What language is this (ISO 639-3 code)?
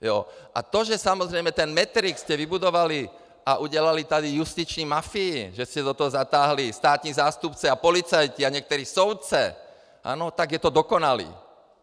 ces